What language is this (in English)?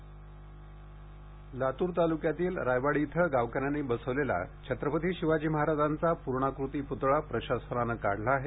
Marathi